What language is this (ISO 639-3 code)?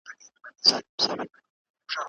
pus